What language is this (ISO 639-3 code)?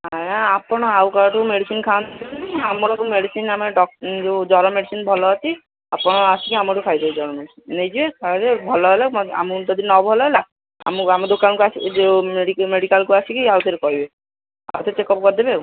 ori